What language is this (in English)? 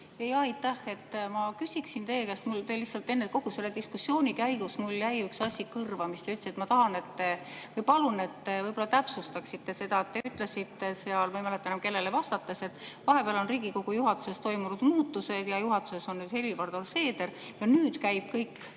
Estonian